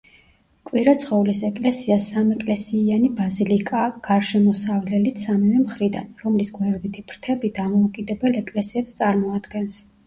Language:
Georgian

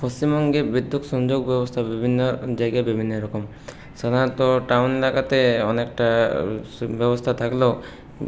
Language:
Bangla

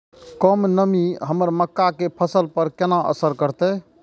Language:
Maithili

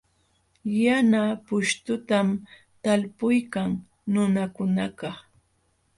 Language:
Jauja Wanca Quechua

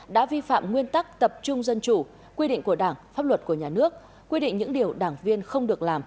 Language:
Vietnamese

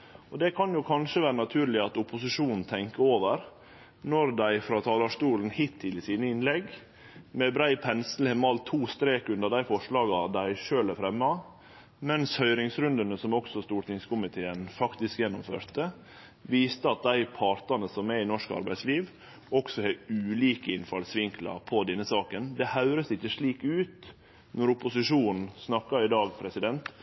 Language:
Norwegian Nynorsk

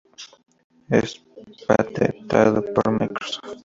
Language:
Spanish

